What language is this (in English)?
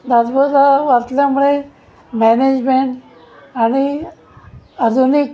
Marathi